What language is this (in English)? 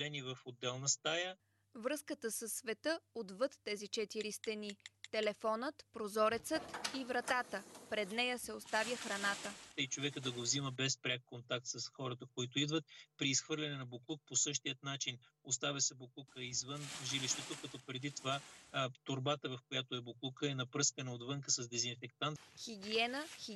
Bulgarian